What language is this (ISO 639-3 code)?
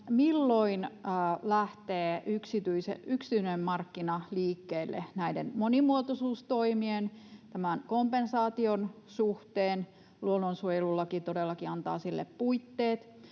fin